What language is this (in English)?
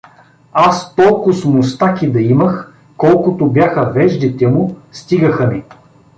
Bulgarian